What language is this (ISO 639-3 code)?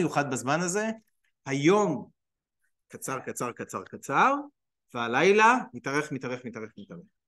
heb